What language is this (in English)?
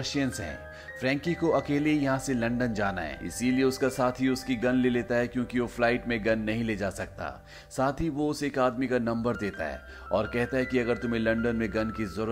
Hindi